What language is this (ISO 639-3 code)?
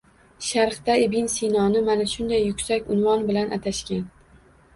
uzb